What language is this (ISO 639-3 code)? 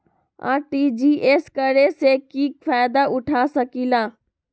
mag